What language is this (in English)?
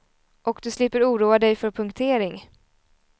Swedish